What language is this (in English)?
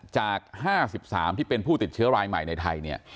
Thai